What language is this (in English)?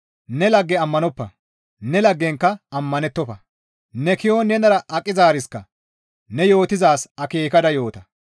Gamo